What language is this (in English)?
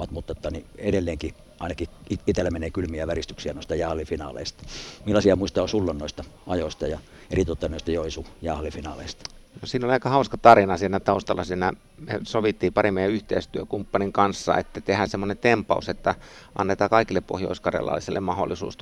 Finnish